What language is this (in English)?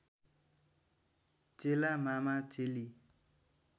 Nepali